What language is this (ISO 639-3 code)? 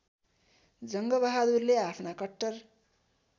nep